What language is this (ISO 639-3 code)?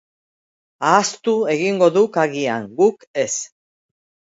eus